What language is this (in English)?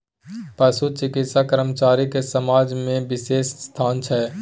Maithili